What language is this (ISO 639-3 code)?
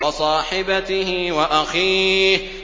ara